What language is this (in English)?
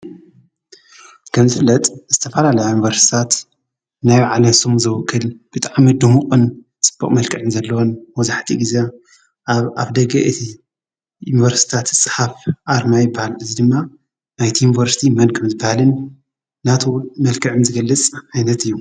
Tigrinya